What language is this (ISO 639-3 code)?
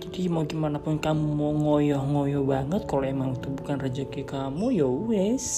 ind